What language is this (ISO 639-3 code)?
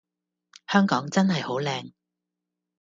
yue